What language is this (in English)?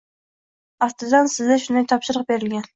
Uzbek